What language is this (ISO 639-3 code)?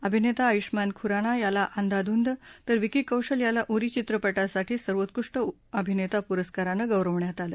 mar